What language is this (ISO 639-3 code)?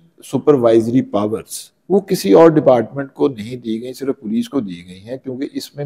hin